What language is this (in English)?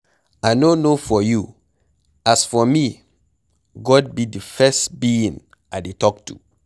Nigerian Pidgin